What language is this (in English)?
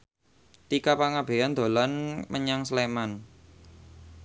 Javanese